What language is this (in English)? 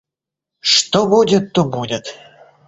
Russian